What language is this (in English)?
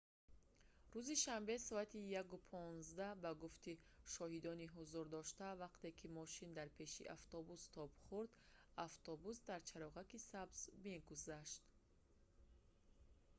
Tajik